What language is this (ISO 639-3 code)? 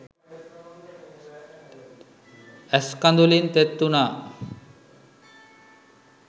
sin